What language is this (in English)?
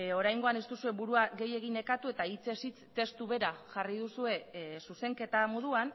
Basque